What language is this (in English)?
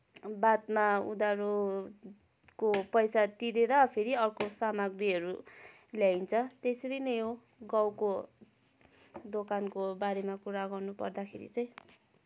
Nepali